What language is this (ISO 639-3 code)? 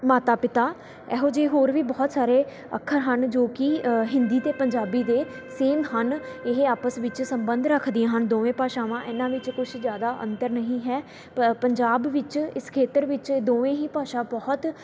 pan